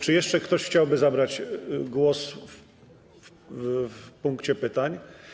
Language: Polish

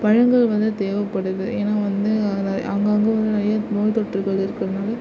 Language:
Tamil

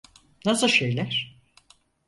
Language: Turkish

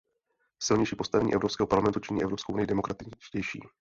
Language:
Czech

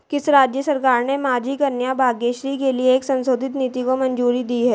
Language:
Hindi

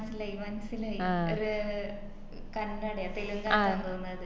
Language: Malayalam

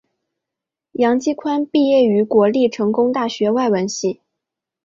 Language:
Chinese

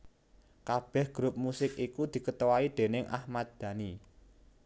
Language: Javanese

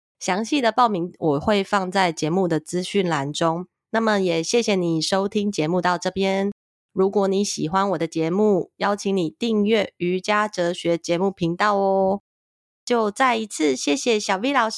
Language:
Chinese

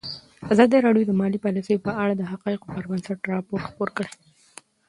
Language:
Pashto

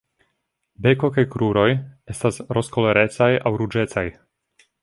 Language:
Esperanto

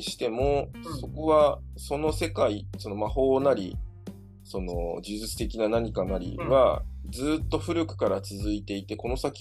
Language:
Japanese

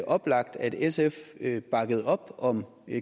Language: Danish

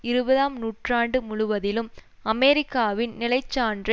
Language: Tamil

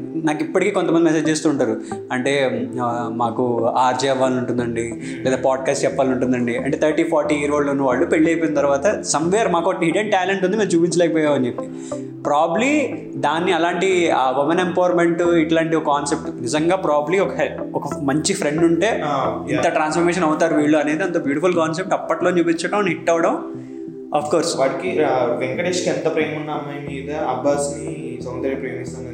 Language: Telugu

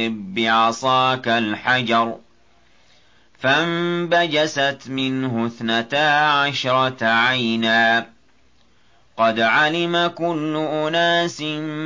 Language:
Arabic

